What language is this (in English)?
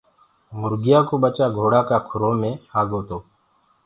Gurgula